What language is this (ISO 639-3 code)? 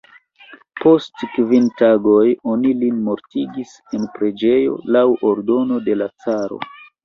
epo